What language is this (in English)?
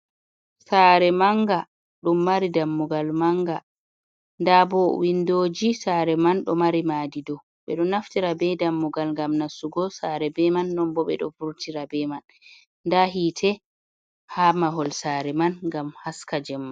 Fula